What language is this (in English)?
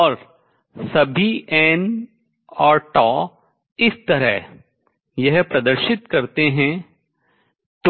Hindi